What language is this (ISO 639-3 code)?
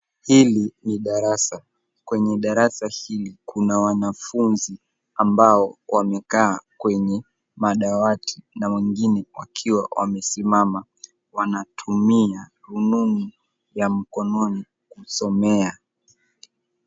swa